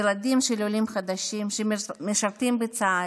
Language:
Hebrew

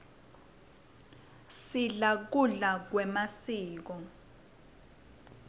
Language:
Swati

